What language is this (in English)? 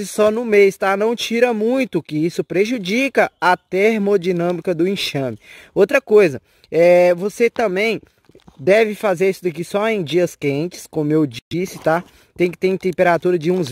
Portuguese